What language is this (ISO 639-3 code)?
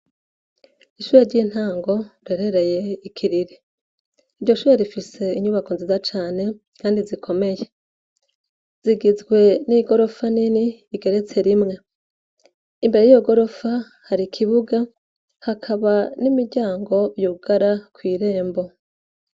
run